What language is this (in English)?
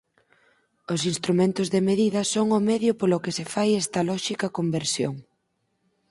Galician